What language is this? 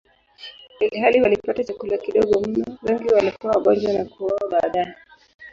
Swahili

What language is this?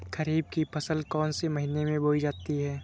Hindi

